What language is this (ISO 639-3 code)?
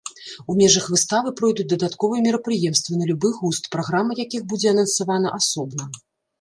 bel